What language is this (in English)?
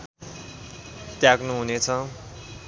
Nepali